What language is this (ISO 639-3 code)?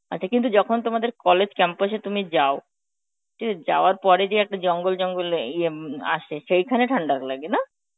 ben